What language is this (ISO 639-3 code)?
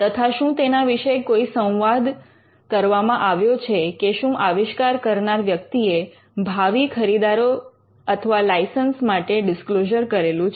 guj